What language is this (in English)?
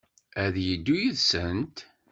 Kabyle